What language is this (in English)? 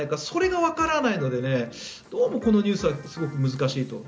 Japanese